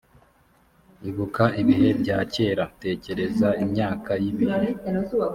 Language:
Kinyarwanda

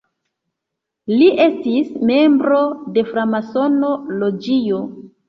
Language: Esperanto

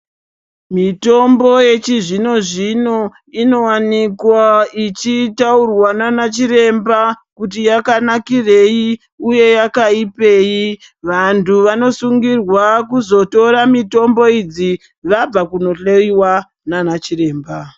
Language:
Ndau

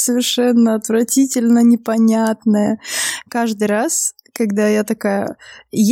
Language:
Russian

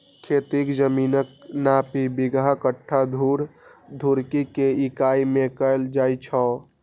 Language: Maithili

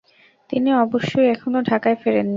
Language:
Bangla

